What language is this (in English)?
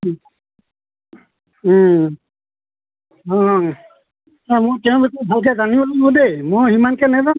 Assamese